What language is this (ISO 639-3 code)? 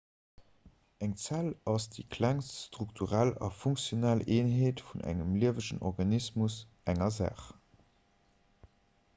ltz